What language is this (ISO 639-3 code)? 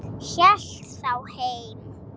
isl